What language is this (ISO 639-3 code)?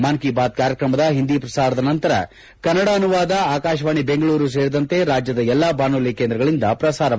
kan